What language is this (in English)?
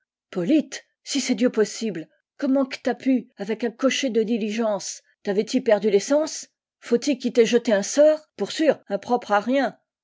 French